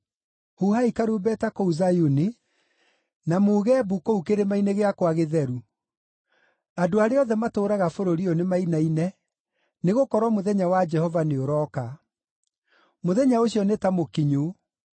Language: Kikuyu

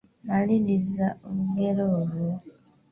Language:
Ganda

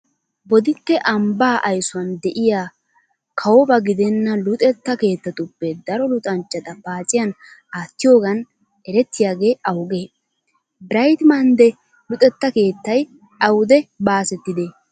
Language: Wolaytta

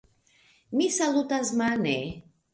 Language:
Esperanto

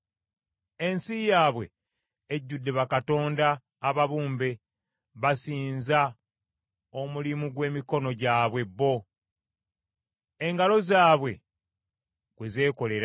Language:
Ganda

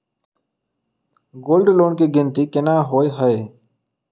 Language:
Maithili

